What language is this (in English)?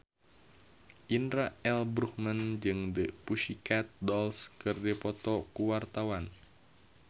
Sundanese